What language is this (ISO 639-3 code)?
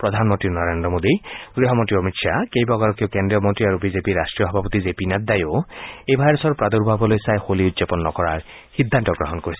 asm